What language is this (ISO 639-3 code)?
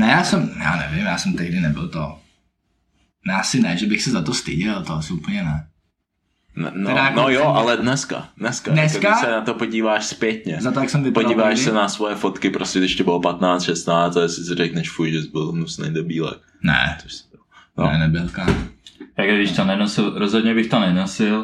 ces